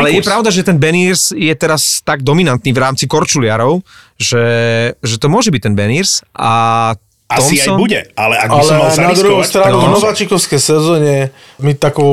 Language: Slovak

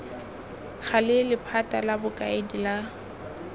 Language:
Tswana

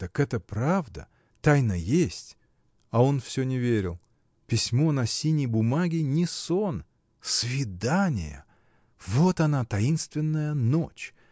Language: Russian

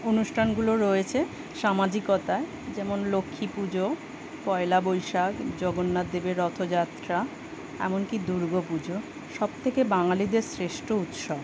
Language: Bangla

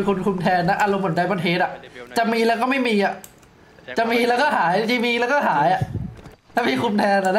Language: Thai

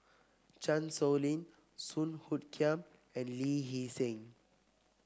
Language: English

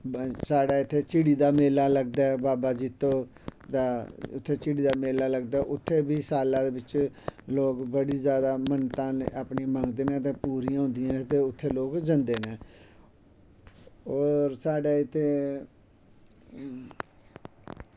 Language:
Dogri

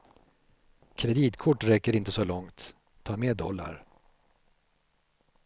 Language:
Swedish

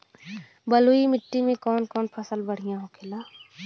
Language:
Bhojpuri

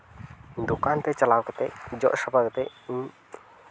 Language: Santali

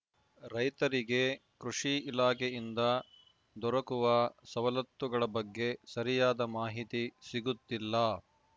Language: Kannada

